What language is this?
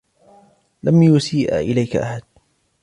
Arabic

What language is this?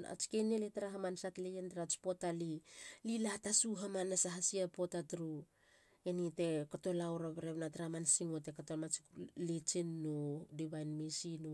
Halia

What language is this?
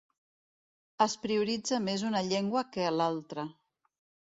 Catalan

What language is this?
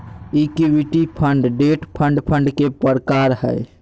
Magahi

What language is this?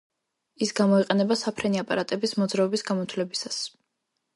Georgian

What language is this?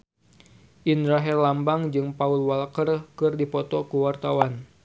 Sundanese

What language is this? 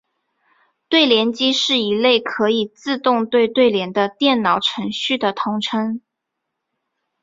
Chinese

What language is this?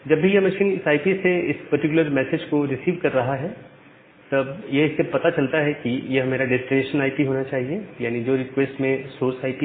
Hindi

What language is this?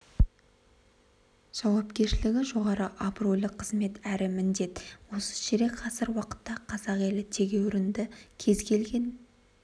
Kazakh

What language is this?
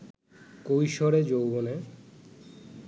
Bangla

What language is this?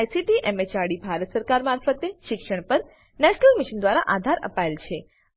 Gujarati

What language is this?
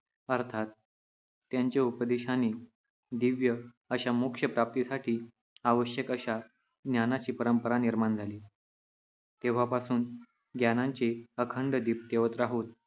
Marathi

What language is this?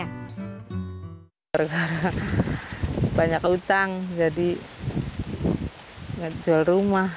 Indonesian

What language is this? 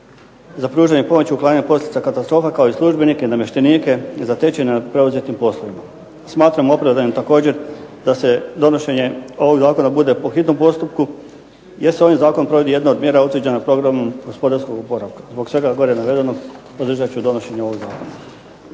Croatian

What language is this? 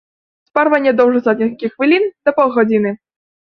Belarusian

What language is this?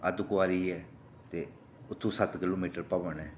Dogri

